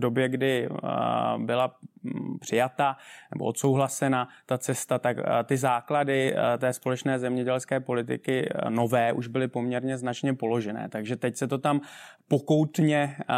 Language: Czech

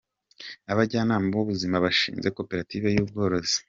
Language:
Kinyarwanda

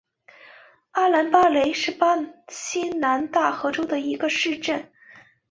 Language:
Chinese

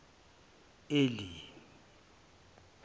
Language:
Zulu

